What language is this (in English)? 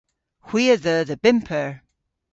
Cornish